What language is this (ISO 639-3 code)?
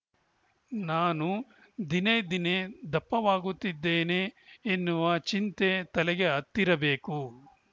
kan